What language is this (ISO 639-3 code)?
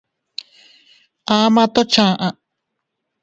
cut